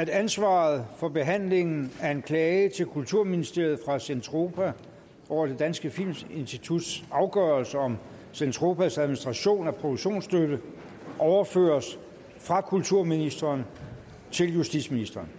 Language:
Danish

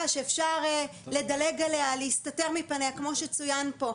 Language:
Hebrew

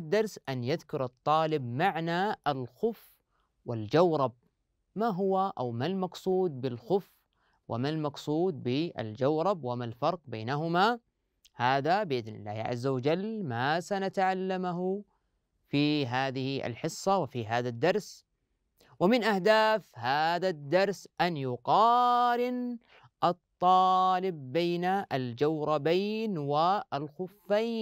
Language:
Arabic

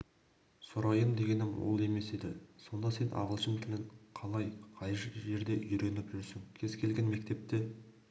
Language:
Kazakh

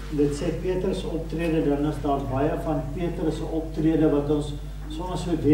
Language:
Dutch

